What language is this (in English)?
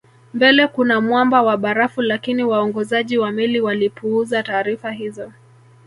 Swahili